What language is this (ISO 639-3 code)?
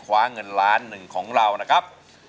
tha